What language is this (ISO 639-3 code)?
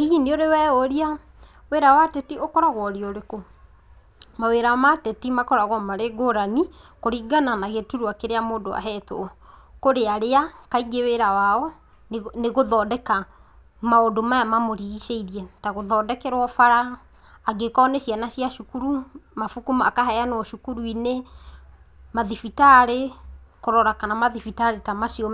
kik